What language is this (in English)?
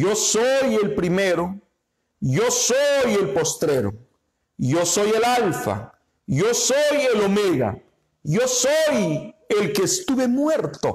Spanish